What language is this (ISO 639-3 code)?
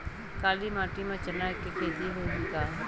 hne